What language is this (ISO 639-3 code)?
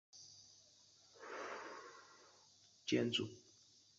zho